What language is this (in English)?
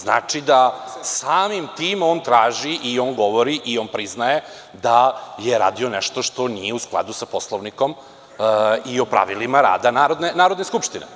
Serbian